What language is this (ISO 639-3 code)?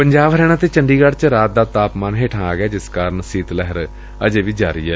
pan